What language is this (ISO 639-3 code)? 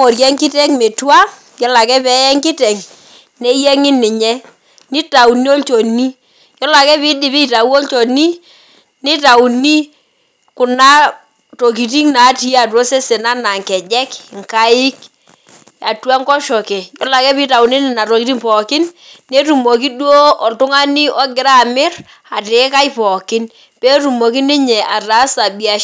mas